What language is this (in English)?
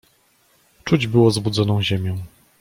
Polish